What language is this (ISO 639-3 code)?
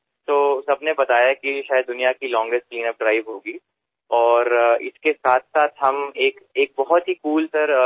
mar